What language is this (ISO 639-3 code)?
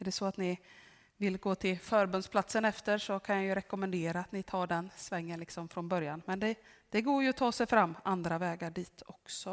swe